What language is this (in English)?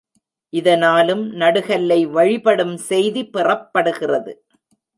Tamil